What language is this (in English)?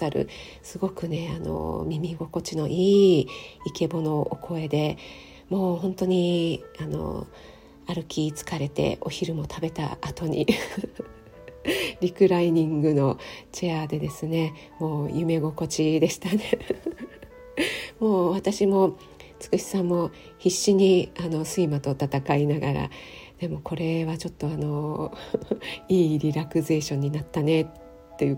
Japanese